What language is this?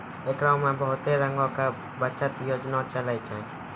Maithili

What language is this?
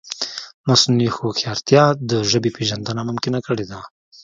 Pashto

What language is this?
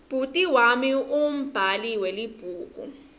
Swati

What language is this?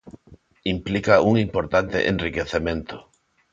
Galician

